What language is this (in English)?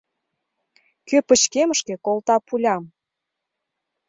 Mari